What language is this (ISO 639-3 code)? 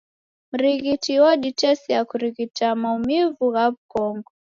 dav